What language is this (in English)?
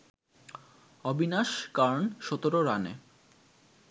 Bangla